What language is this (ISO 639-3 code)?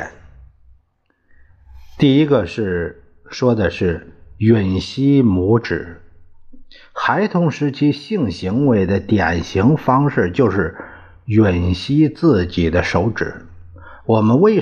zho